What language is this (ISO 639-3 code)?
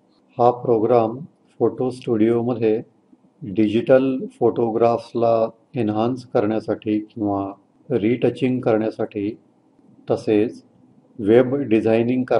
hin